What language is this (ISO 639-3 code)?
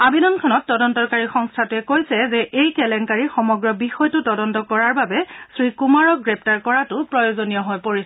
asm